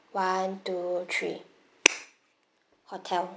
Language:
English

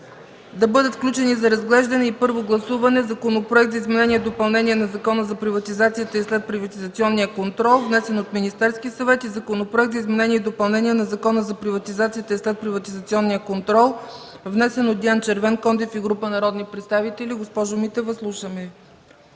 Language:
Bulgarian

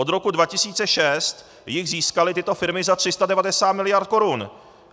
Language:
Czech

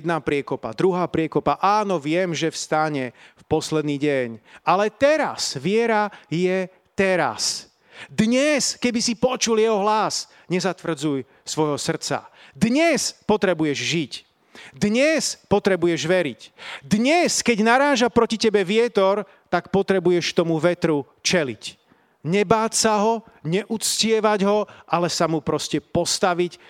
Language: Slovak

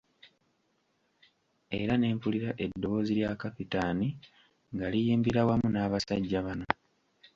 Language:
Ganda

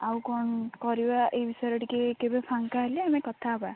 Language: Odia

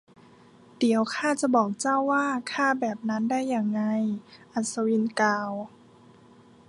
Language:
Thai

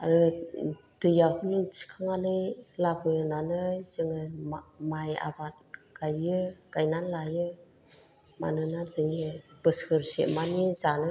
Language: Bodo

